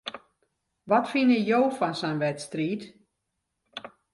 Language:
Western Frisian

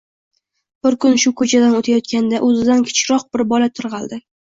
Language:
Uzbek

